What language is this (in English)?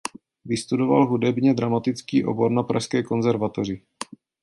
Czech